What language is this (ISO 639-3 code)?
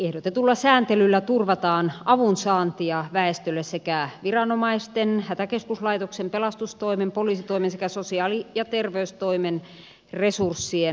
fin